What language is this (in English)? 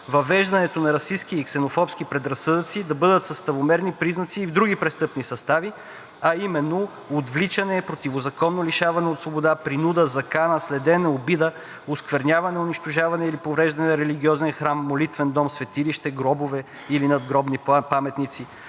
Bulgarian